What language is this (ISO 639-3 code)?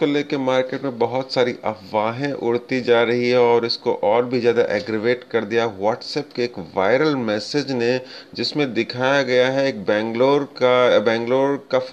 hin